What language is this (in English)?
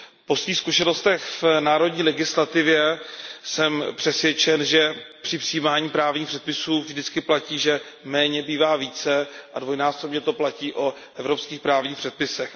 Czech